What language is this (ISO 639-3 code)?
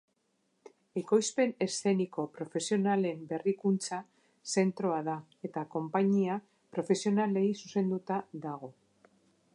eus